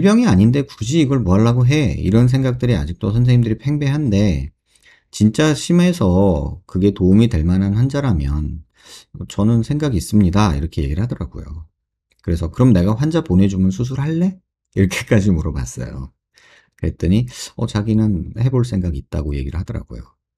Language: Korean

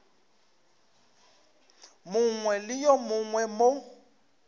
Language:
Northern Sotho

